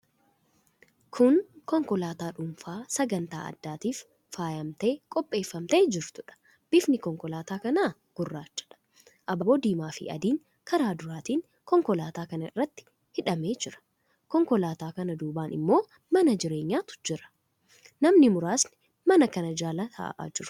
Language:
Oromo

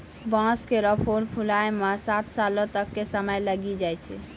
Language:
Maithili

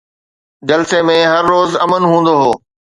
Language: Sindhi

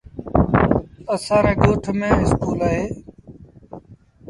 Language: Sindhi Bhil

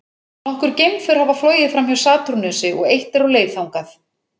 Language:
Icelandic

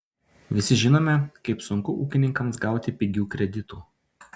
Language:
Lithuanian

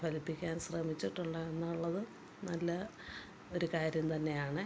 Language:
Malayalam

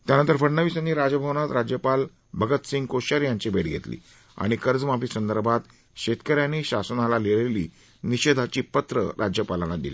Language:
Marathi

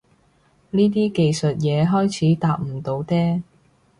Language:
Cantonese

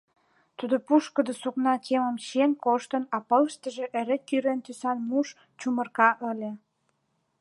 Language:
Mari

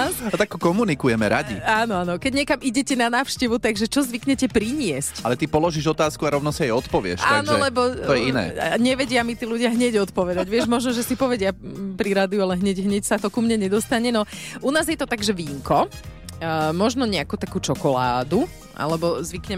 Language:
Slovak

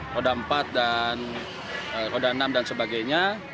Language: Indonesian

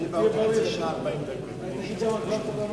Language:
Hebrew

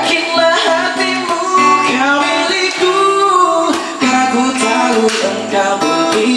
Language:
Indonesian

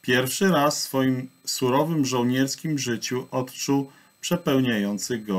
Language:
Polish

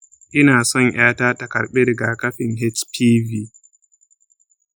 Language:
Hausa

